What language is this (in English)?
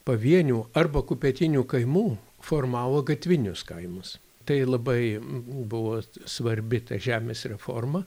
Lithuanian